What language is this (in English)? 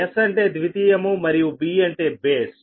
Telugu